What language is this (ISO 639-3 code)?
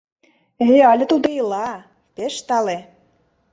chm